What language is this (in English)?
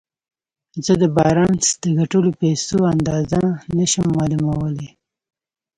Pashto